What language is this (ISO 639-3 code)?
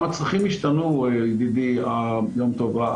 heb